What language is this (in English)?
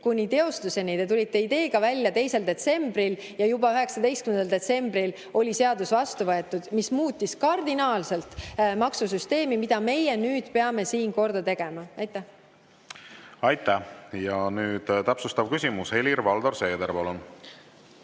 Estonian